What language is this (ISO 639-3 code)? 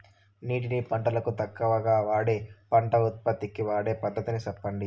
tel